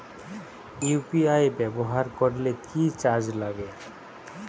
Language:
Bangla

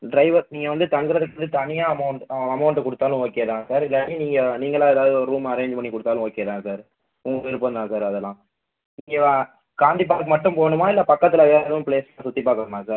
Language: Tamil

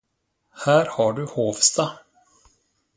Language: Swedish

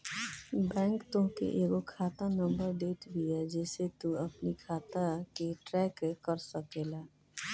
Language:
Bhojpuri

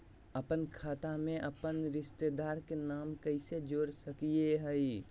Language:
Magahi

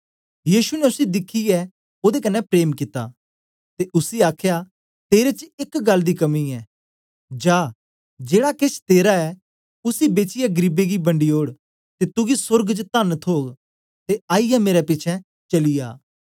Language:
Dogri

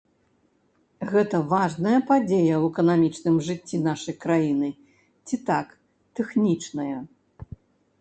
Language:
Belarusian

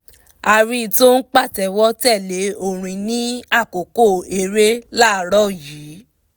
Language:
Yoruba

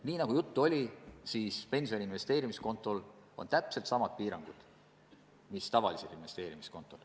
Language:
Estonian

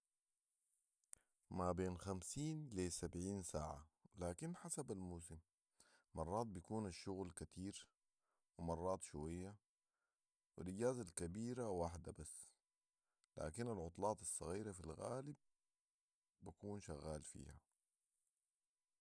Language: Sudanese Arabic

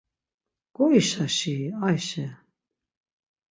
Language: Laz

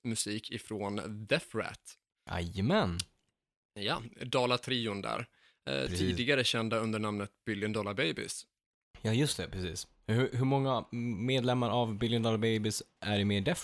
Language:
Swedish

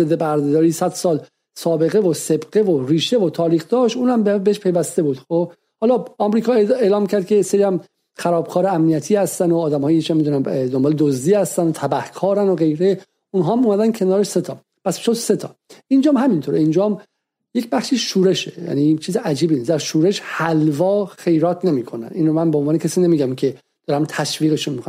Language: Persian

